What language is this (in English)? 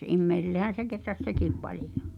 Finnish